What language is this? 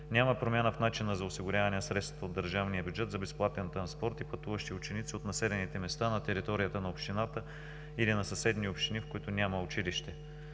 Bulgarian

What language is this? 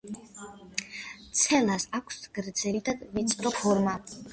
Georgian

